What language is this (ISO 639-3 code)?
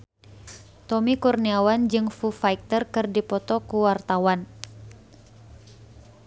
sun